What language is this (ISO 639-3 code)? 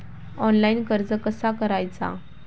mar